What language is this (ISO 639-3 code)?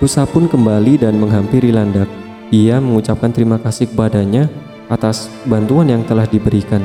ind